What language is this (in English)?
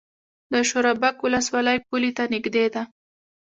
Pashto